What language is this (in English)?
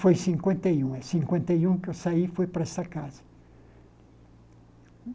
Portuguese